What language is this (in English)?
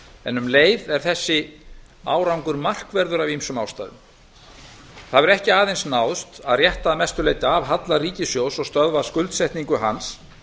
Icelandic